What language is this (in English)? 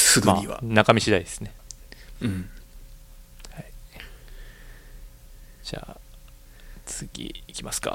Japanese